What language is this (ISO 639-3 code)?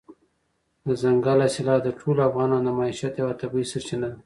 pus